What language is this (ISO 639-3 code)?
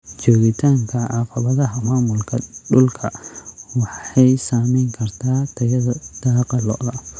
som